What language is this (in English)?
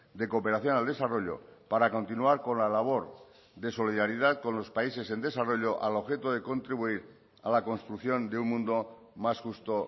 Spanish